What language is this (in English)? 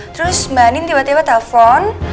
Indonesian